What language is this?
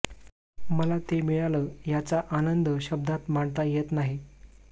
Marathi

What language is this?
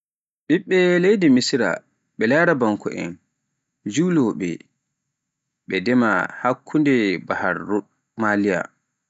Pular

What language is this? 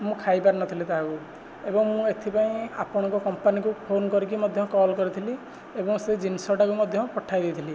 Odia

